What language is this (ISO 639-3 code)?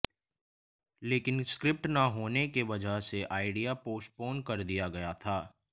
hin